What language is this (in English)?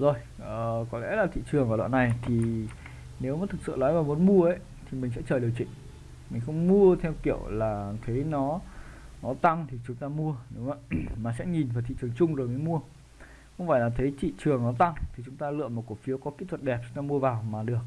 Vietnamese